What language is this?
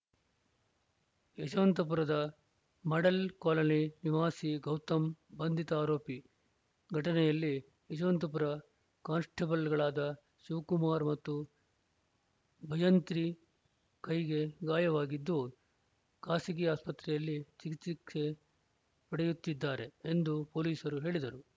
Kannada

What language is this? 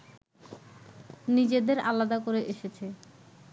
Bangla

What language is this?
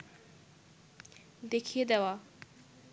Bangla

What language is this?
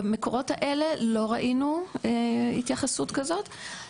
Hebrew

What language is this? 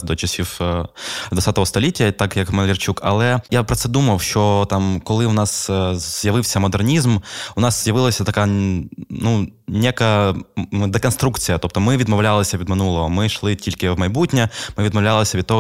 Ukrainian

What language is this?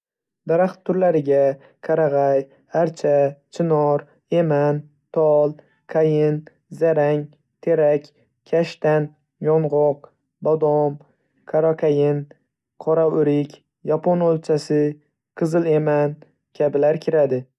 Uzbek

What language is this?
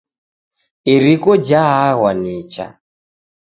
Taita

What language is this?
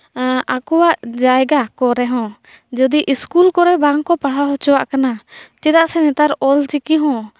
Santali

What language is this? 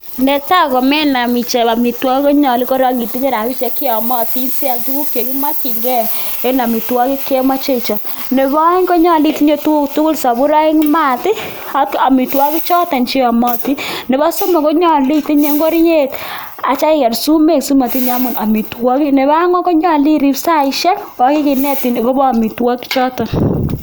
Kalenjin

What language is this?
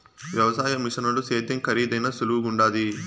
Telugu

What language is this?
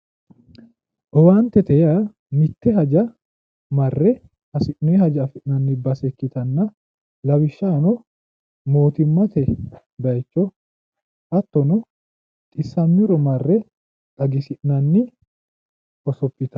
Sidamo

